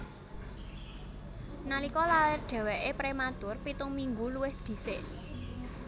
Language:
Javanese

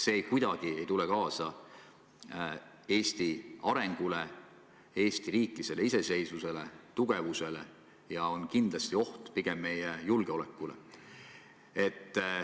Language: Estonian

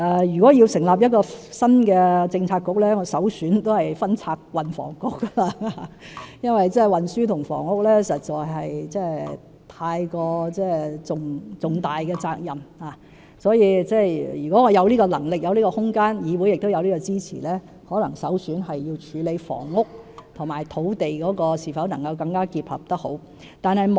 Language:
Cantonese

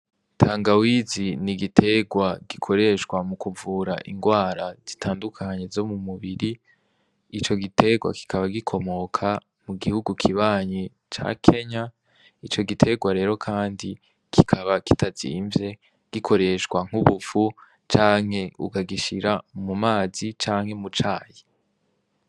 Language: Rundi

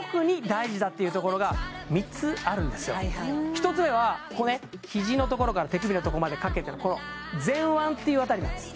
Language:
Japanese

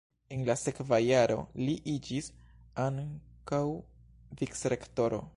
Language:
Esperanto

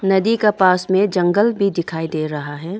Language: Hindi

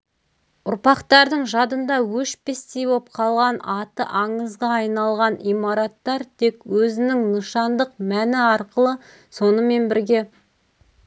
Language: Kazakh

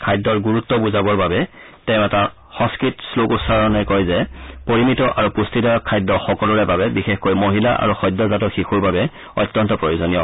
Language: Assamese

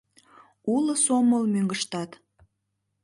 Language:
Mari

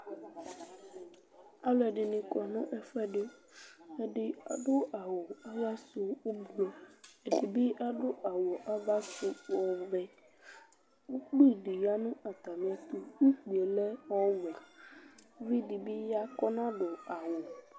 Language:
Ikposo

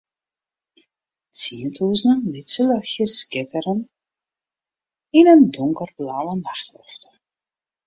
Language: Western Frisian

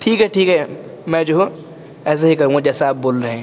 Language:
Urdu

